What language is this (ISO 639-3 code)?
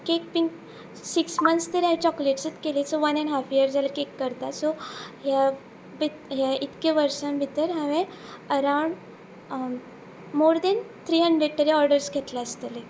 kok